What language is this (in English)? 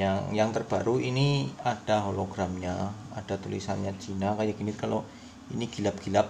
Indonesian